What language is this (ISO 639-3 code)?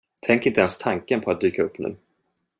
swe